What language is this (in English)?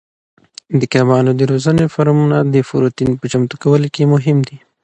Pashto